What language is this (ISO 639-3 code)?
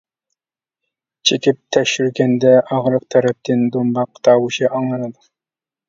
uig